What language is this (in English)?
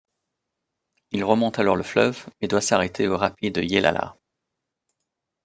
French